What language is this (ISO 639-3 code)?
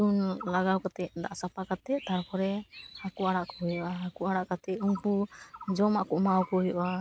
sat